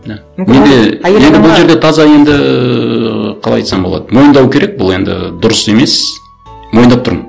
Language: Kazakh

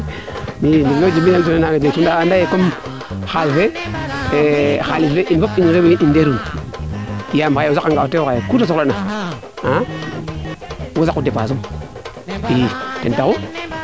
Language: Serer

